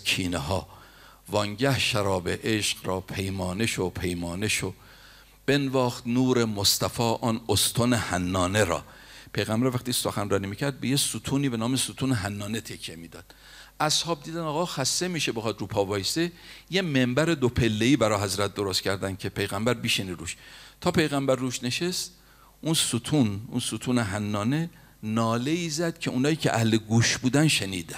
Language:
Persian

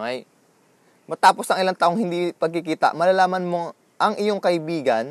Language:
Filipino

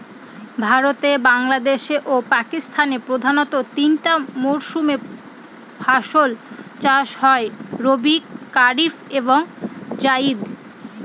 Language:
Bangla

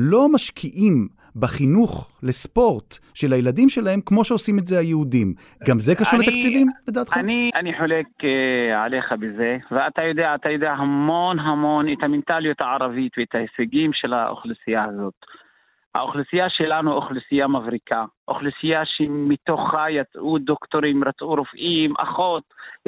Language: Hebrew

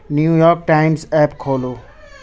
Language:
Urdu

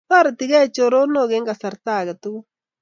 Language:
Kalenjin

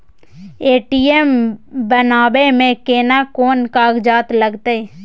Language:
Maithili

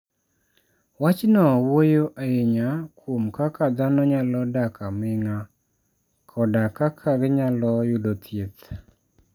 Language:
Luo (Kenya and Tanzania)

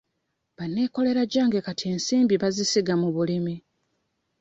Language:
Ganda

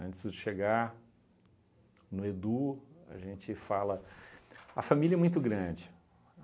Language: Portuguese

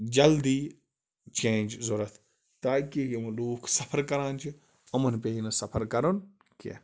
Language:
Kashmiri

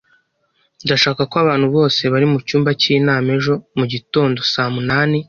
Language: Kinyarwanda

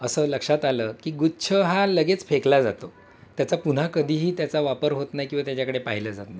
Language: Marathi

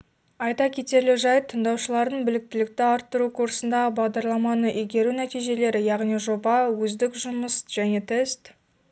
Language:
Kazakh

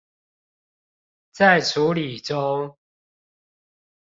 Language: Chinese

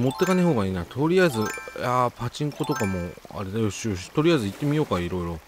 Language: Japanese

